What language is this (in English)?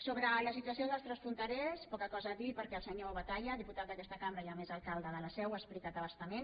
Catalan